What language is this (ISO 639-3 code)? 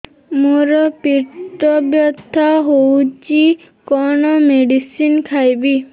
ori